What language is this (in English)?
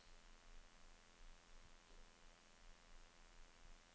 Norwegian